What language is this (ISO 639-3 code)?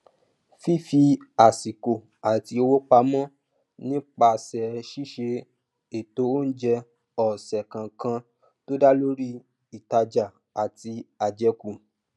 yor